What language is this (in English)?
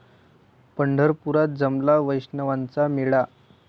Marathi